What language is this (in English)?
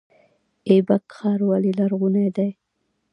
Pashto